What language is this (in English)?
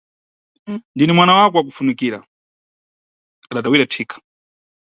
Nyungwe